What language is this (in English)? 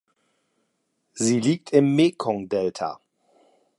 German